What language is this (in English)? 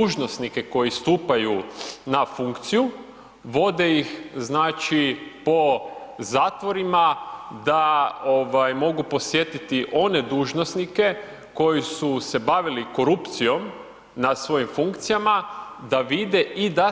Croatian